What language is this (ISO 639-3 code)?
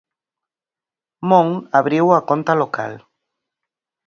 glg